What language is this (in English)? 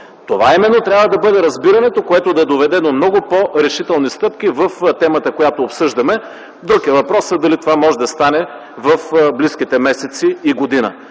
Bulgarian